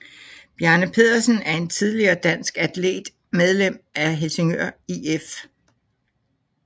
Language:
Danish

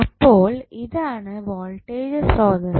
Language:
Malayalam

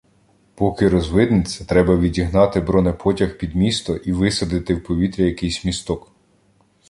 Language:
Ukrainian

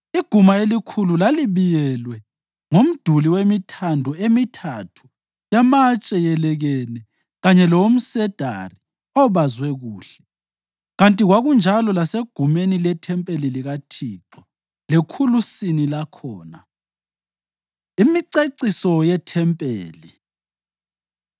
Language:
North Ndebele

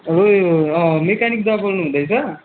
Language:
Nepali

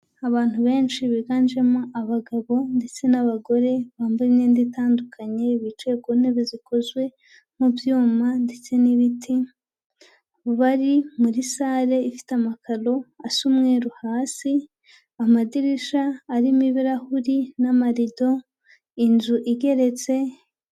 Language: Kinyarwanda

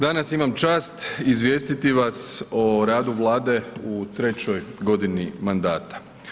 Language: Croatian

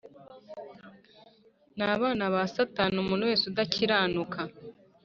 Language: Kinyarwanda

